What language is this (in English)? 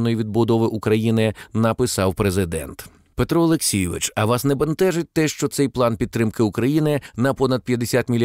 Ukrainian